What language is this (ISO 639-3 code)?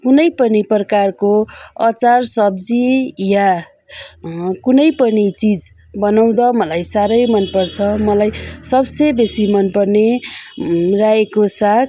nep